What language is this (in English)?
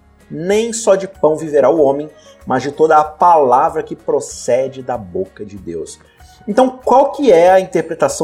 Portuguese